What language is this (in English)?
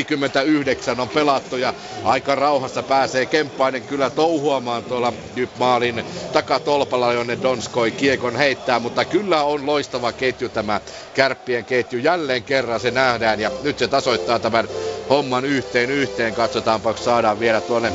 Finnish